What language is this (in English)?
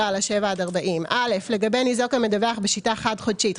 Hebrew